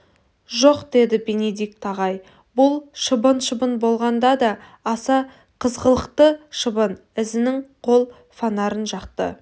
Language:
Kazakh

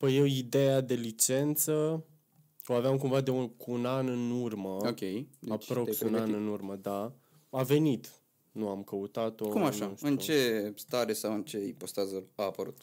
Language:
Romanian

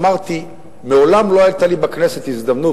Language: Hebrew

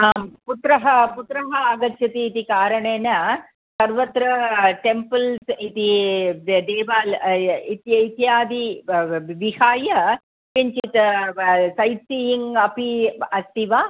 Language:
Sanskrit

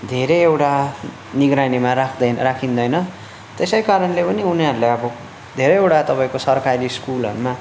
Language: Nepali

